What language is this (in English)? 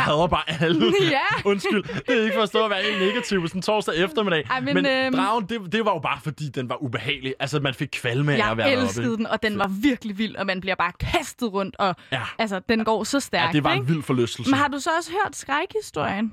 Danish